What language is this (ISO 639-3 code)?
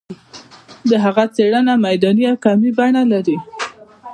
pus